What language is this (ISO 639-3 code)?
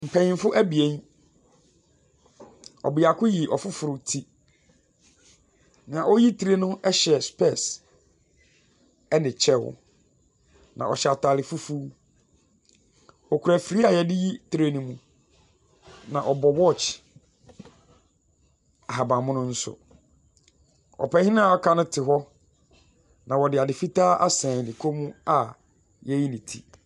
aka